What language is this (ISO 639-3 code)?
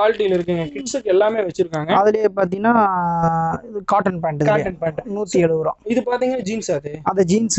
ron